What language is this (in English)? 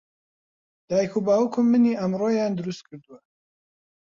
Central Kurdish